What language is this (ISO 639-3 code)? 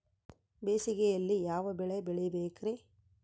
kan